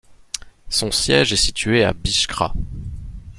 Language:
French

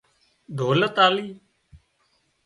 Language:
Wadiyara Koli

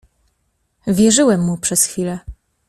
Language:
Polish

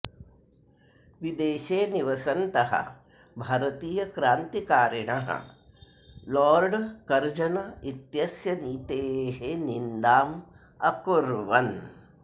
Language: Sanskrit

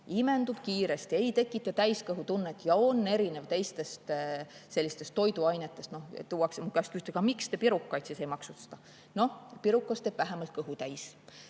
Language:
Estonian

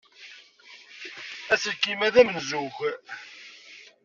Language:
Kabyle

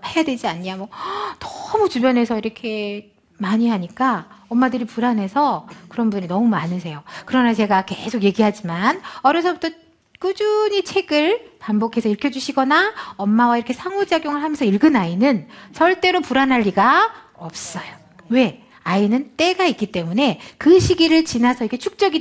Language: Korean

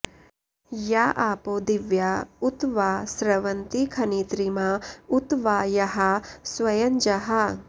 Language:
Sanskrit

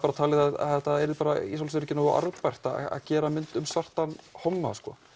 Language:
Icelandic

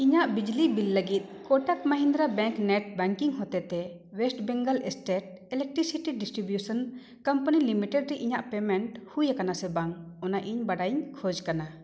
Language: Santali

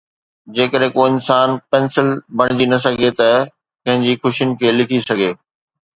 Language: Sindhi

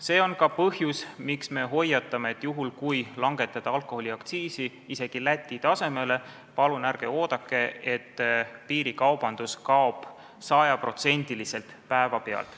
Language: Estonian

